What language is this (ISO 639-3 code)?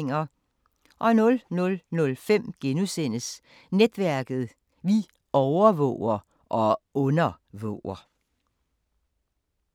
dan